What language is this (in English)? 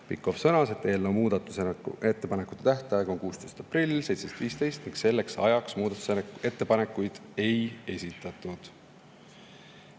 Estonian